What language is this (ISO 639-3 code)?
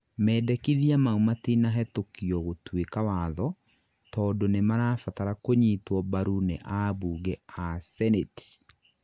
kik